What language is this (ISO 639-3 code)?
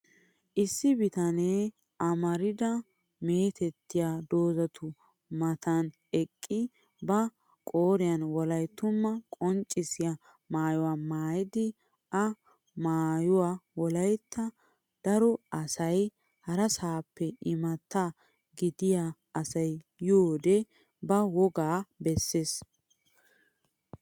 wal